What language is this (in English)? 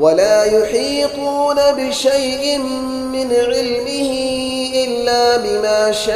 Arabic